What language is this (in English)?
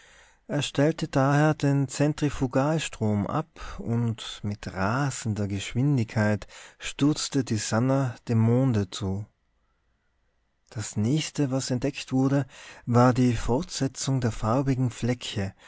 German